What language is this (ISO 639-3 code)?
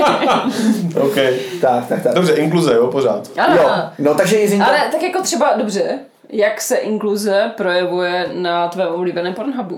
ces